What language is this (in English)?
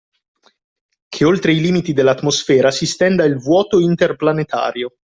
Italian